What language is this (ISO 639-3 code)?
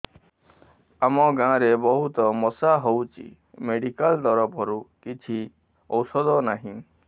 ori